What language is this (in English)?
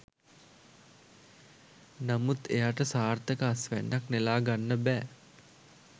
Sinhala